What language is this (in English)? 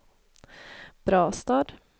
Swedish